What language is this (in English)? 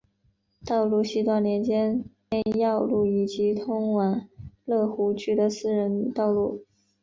Chinese